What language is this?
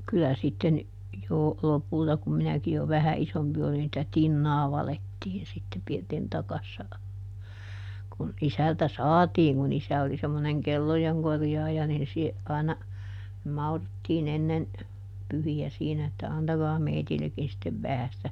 Finnish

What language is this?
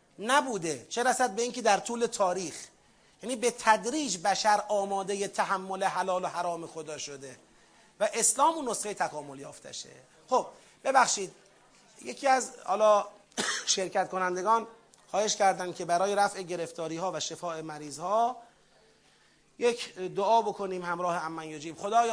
Persian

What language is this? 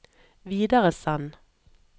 Norwegian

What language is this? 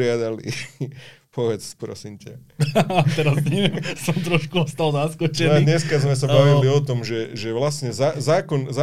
Slovak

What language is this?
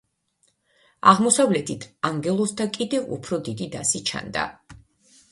Georgian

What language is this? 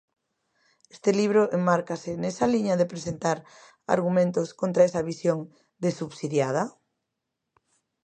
Galician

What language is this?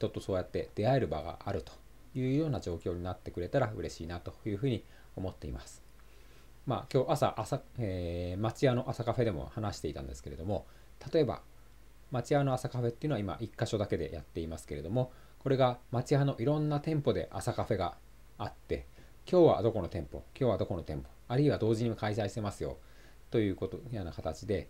Japanese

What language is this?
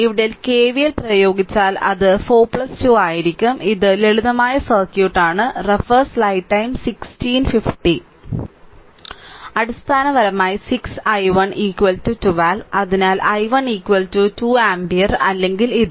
Malayalam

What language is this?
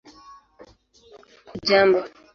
Swahili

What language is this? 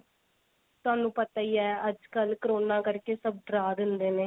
Punjabi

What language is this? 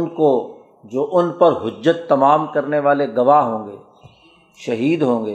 Urdu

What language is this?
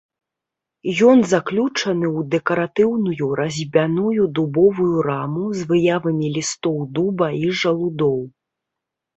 Belarusian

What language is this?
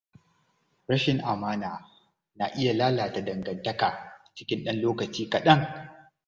Hausa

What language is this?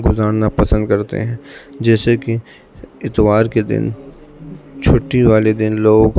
Urdu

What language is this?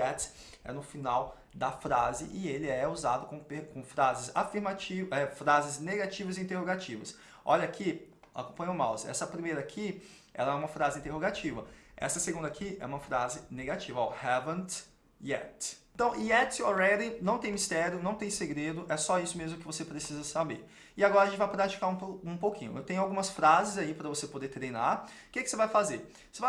Portuguese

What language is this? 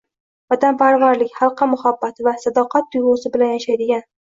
Uzbek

